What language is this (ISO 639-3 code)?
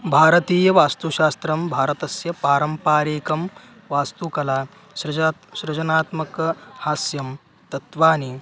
san